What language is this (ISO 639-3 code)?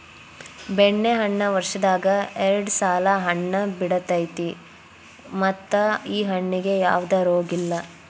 kan